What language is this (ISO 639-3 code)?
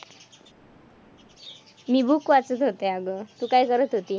mar